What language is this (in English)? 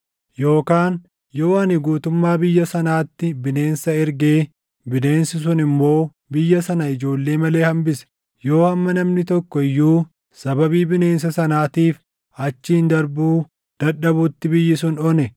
Oromo